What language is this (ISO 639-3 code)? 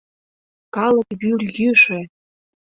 chm